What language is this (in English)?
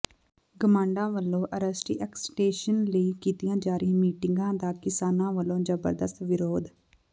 Punjabi